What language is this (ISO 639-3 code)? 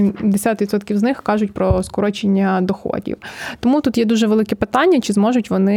ukr